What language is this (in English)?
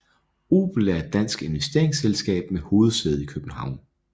Danish